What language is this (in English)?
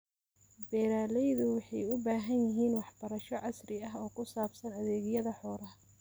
Somali